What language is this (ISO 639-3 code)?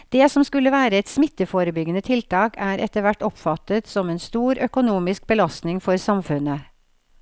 nor